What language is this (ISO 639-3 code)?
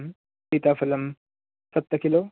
san